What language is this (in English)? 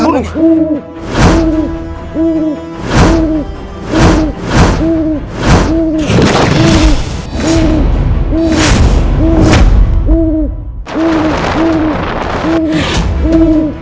Indonesian